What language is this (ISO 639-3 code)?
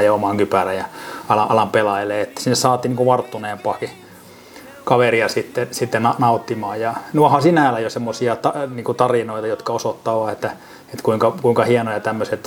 fin